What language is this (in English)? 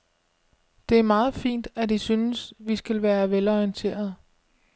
Danish